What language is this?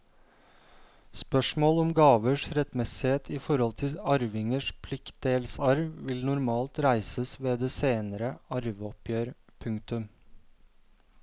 Norwegian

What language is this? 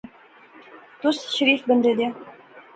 Pahari-Potwari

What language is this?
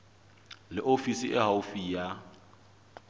Southern Sotho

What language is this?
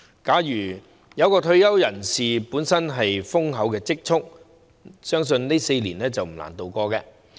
Cantonese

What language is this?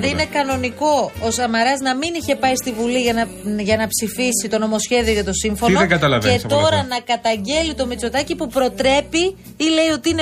Greek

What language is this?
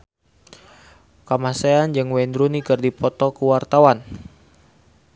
Sundanese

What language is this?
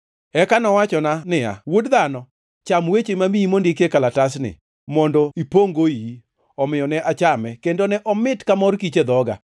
Luo (Kenya and Tanzania)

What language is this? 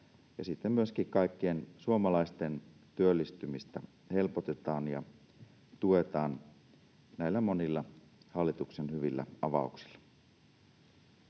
Finnish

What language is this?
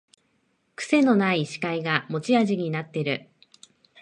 Japanese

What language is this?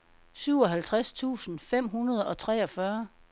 Danish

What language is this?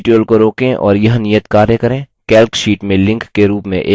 Hindi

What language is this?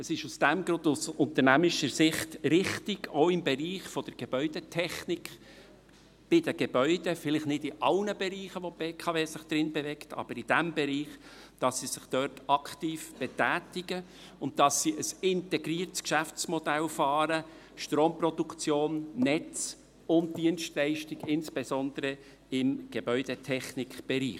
Swiss German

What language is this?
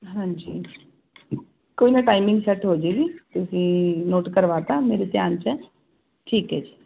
Punjabi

